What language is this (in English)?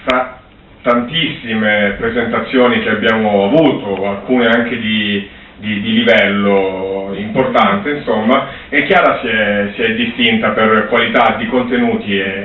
Italian